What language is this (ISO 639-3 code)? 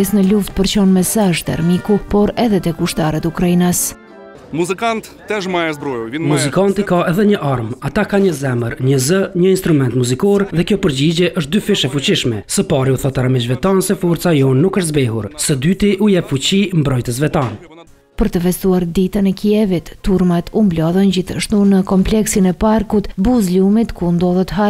ron